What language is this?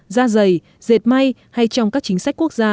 Vietnamese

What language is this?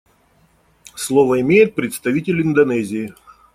Russian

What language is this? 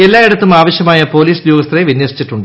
Malayalam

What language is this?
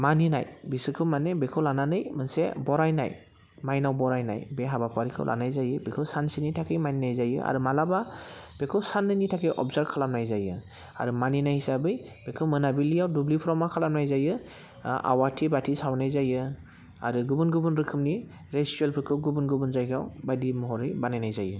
Bodo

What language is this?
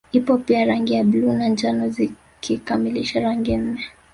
Swahili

